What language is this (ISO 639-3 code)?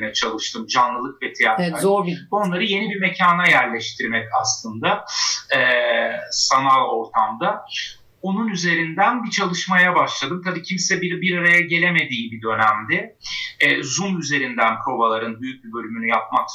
tur